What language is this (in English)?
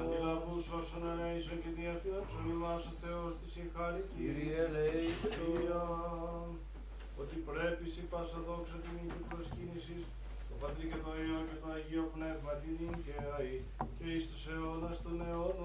Greek